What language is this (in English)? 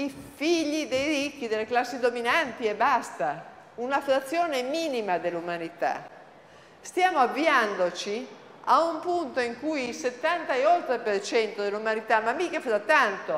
Italian